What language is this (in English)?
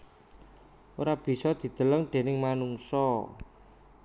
Javanese